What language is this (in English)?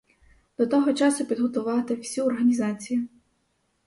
Ukrainian